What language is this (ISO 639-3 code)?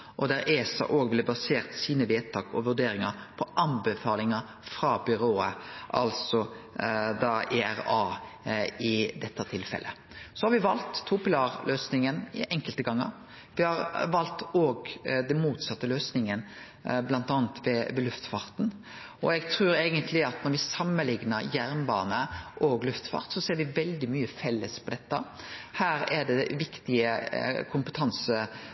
nno